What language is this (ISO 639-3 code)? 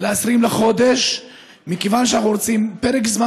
heb